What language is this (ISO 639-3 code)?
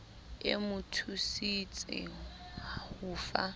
sot